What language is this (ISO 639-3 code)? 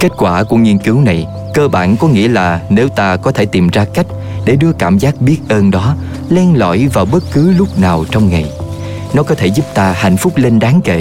vie